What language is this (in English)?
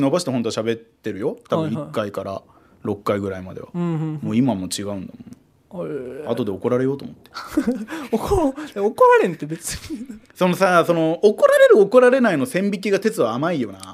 Japanese